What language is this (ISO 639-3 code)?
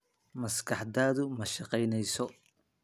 som